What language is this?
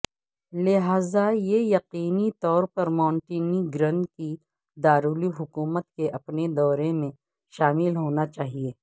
Urdu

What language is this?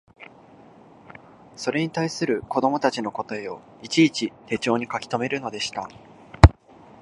Japanese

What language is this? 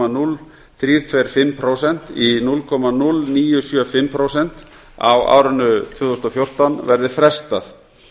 Icelandic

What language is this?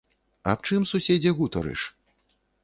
Belarusian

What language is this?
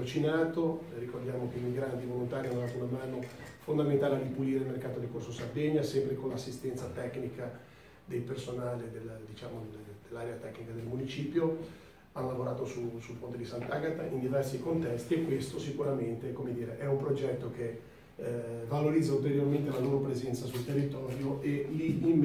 Italian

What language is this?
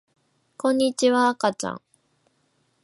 Japanese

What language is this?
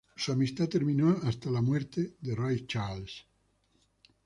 Spanish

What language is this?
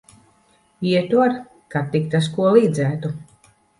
Latvian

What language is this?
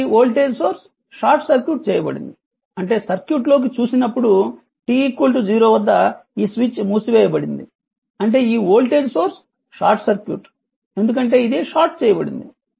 Telugu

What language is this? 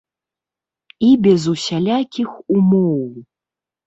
Belarusian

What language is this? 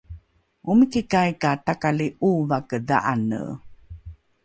Rukai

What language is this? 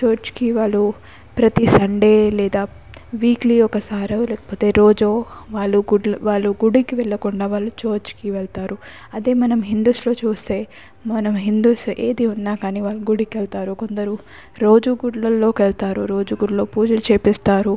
Telugu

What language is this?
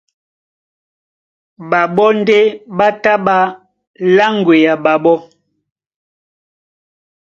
Duala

